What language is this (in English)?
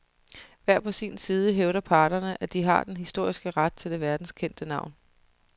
Danish